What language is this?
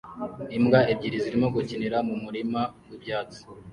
Kinyarwanda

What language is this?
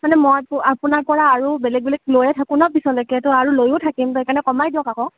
Assamese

